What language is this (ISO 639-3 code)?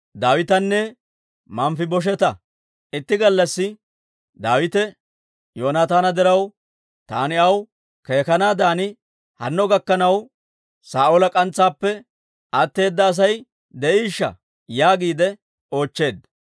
dwr